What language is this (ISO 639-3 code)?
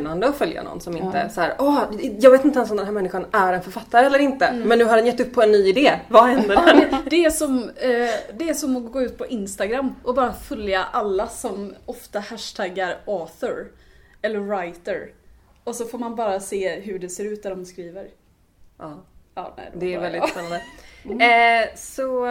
swe